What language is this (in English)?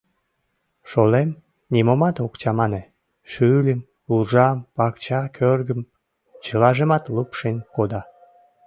Mari